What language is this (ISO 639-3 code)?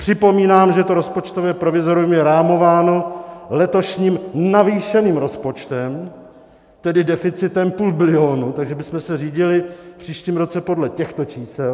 ces